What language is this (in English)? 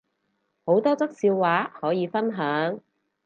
Cantonese